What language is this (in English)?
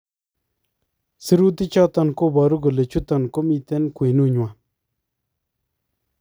Kalenjin